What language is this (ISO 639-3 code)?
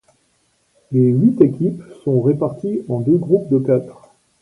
fra